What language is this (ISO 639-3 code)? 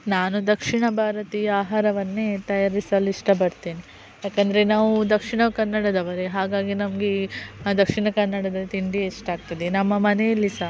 kan